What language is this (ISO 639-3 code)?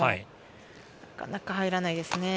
jpn